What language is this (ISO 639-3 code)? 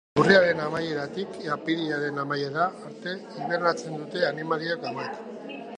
eus